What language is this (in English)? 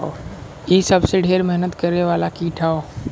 Bhojpuri